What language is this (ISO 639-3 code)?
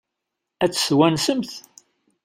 kab